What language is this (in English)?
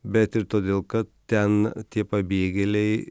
Lithuanian